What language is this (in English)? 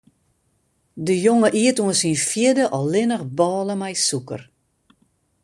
Western Frisian